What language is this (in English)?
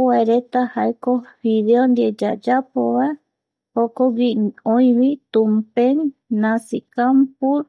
Eastern Bolivian Guaraní